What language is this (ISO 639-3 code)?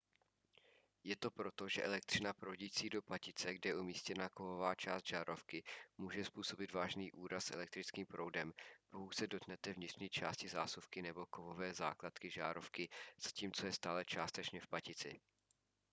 ces